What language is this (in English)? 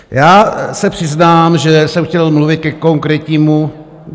Czech